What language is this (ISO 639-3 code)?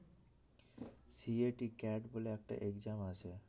ben